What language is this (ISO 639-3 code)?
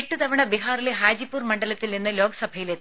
mal